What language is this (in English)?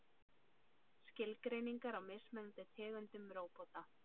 Icelandic